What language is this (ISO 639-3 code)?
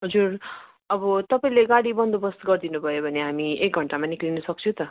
nep